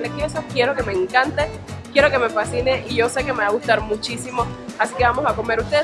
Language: Spanish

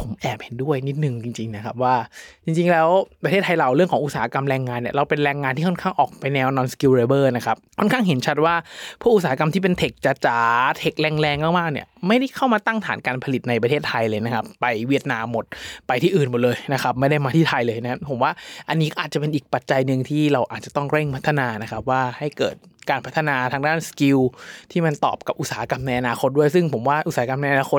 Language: Thai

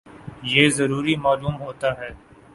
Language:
Urdu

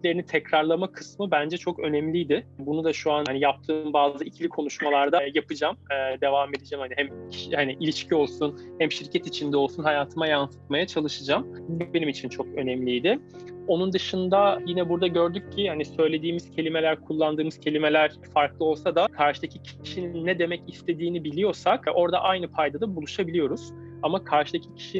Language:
Turkish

